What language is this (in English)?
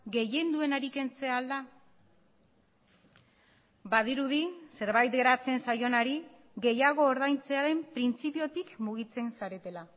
Basque